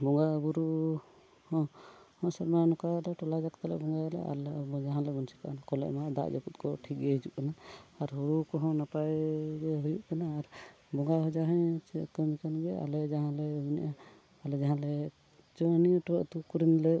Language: Santali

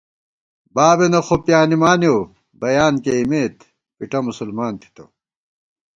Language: Gawar-Bati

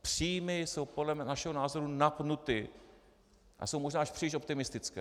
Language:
Czech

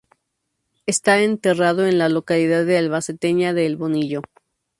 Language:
Spanish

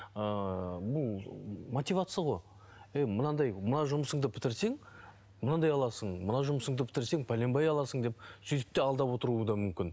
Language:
Kazakh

